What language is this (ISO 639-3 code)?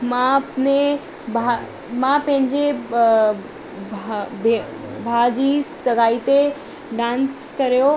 snd